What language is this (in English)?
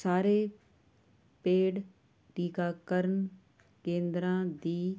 Punjabi